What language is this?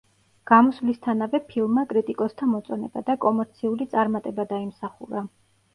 Georgian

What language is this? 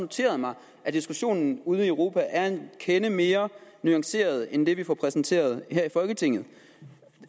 Danish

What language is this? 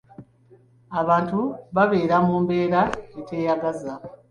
Ganda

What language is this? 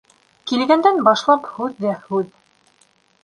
Bashkir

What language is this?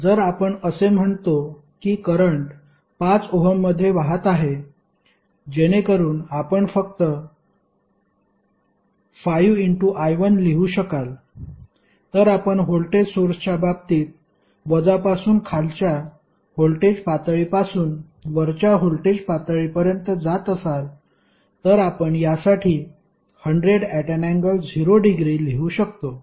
Marathi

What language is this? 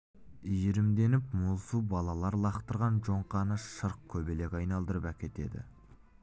Kazakh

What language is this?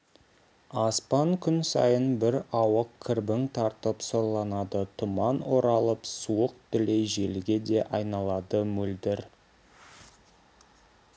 Kazakh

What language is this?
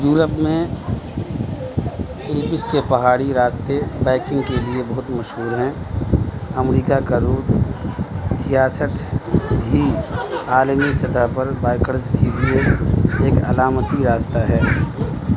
Urdu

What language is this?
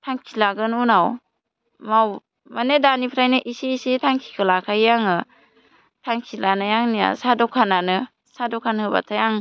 Bodo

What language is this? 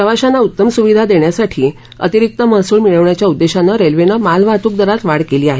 Marathi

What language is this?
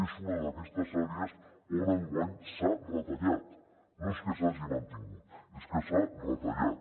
Catalan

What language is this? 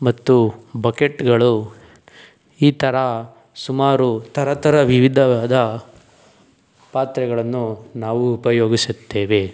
Kannada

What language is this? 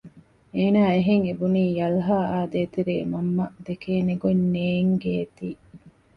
Divehi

